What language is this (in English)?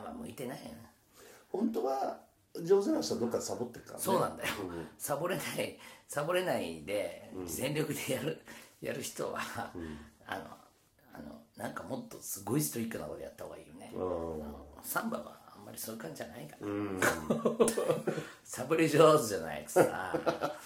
Japanese